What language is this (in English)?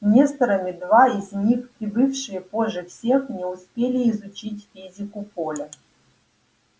Russian